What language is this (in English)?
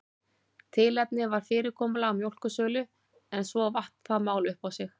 Icelandic